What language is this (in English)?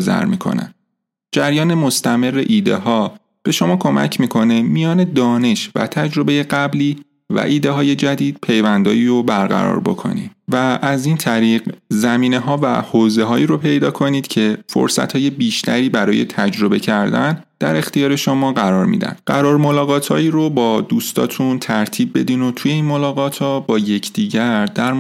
Persian